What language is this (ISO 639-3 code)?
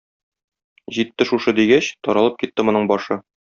tat